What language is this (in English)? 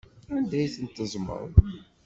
Kabyle